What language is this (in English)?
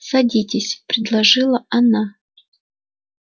Russian